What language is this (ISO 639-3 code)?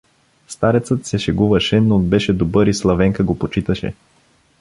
bul